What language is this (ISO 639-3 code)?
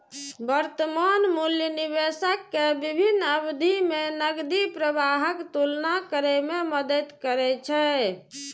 mai